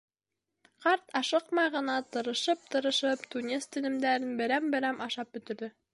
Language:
Bashkir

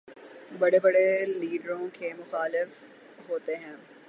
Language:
Urdu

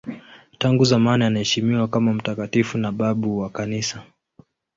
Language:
Swahili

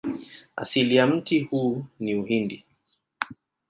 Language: Swahili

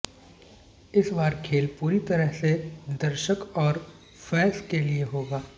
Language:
Hindi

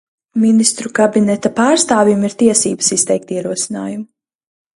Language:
Latvian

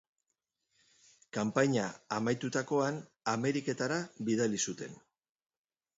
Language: Basque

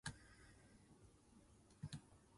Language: Min Nan Chinese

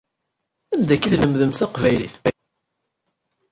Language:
Kabyle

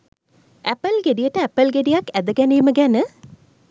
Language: Sinhala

